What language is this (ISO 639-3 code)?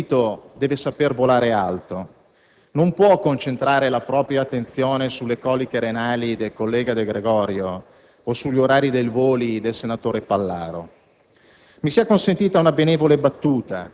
ita